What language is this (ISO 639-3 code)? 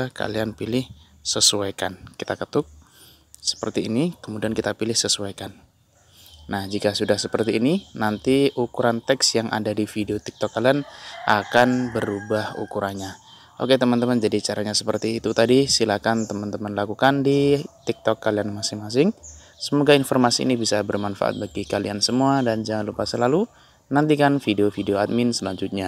ind